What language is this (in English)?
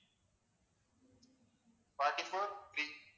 Tamil